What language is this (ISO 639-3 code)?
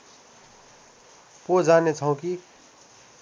nep